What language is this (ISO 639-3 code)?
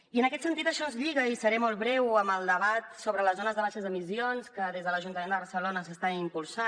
cat